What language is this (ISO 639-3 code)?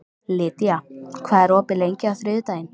isl